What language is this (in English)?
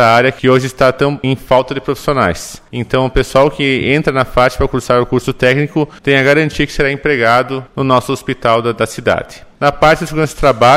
Portuguese